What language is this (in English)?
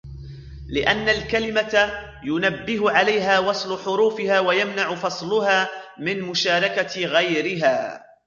Arabic